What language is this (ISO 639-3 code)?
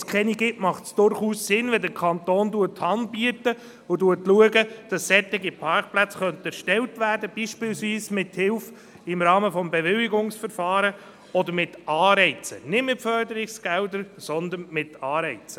gsw